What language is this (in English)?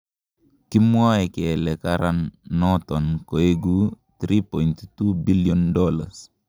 Kalenjin